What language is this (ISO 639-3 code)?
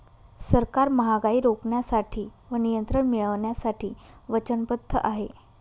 mar